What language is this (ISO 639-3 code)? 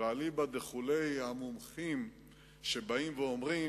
heb